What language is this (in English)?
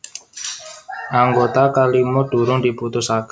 Javanese